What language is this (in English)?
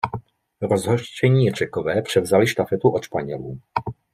Czech